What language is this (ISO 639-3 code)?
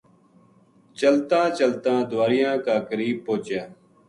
gju